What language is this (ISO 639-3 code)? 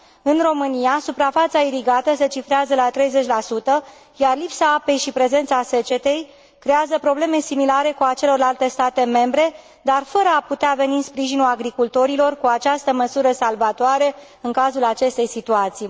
ron